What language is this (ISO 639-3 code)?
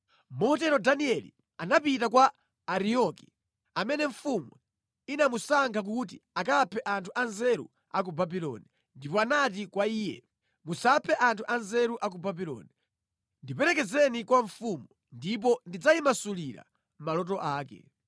nya